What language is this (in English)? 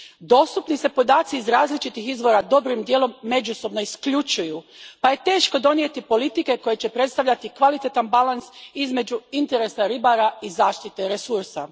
Croatian